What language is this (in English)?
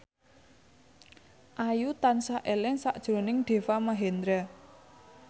Javanese